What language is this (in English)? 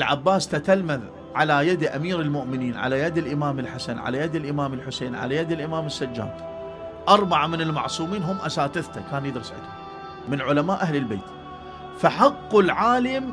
Arabic